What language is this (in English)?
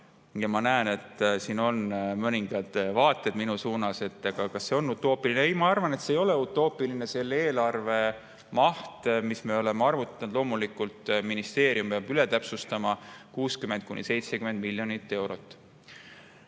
Estonian